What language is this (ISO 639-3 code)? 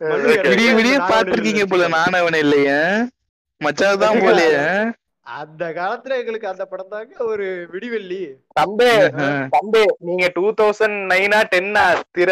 tam